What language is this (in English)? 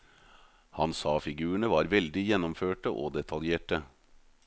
Norwegian